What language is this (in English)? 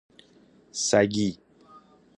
Persian